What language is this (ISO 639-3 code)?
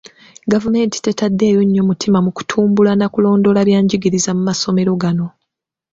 lug